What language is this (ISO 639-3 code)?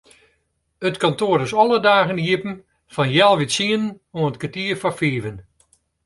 fry